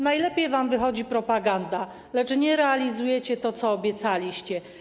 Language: Polish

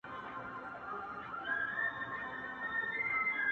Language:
Pashto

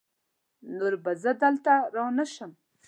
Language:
Pashto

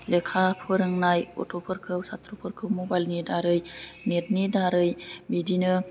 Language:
Bodo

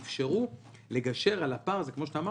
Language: Hebrew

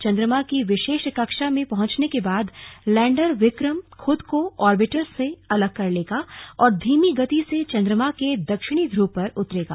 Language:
Hindi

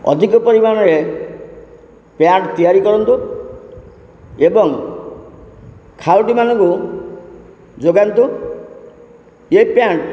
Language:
Odia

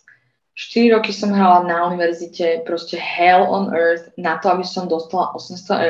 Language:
Slovak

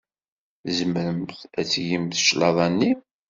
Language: Kabyle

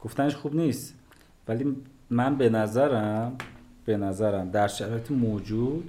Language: Persian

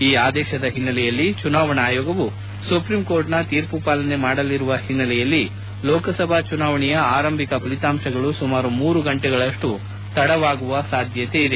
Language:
Kannada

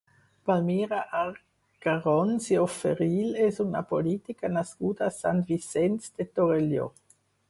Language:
Catalan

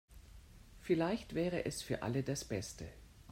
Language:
German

